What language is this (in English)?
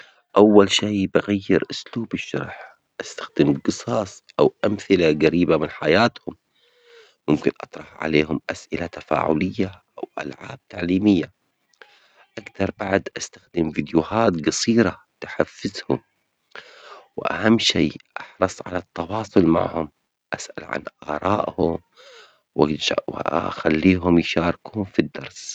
Omani Arabic